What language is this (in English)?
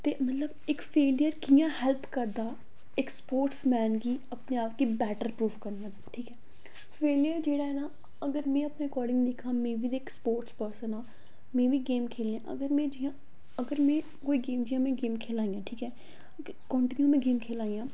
Dogri